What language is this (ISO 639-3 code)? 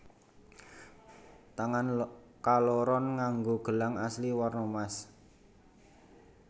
jav